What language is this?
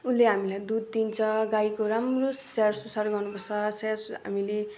Nepali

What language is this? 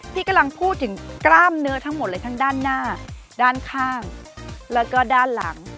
Thai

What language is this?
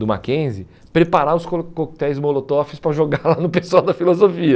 Portuguese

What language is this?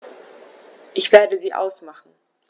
German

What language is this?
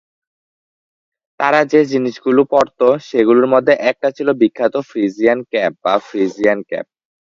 Bangla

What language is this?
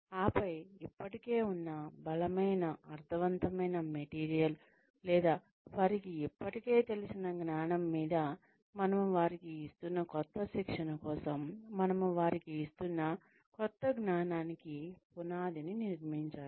Telugu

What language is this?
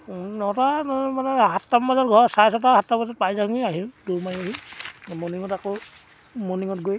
Assamese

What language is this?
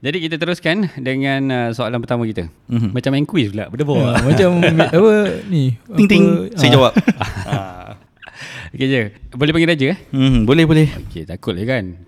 Malay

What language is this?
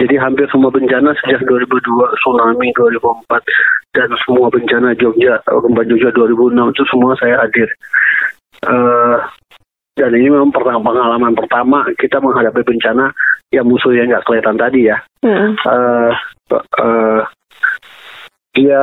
Indonesian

